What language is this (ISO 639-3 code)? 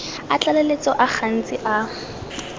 tsn